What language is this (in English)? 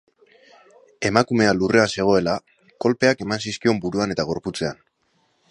Basque